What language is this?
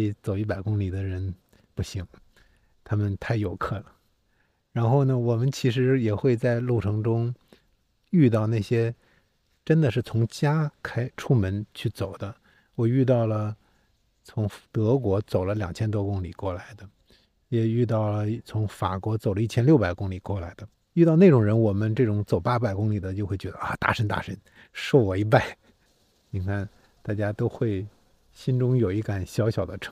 Chinese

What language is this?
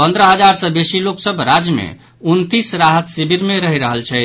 Maithili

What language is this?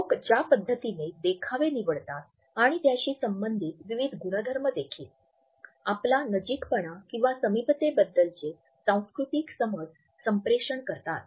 Marathi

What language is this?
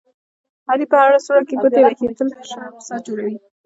Pashto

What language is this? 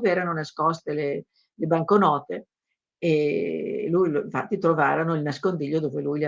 Italian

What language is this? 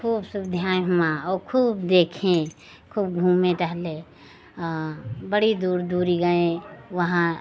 Hindi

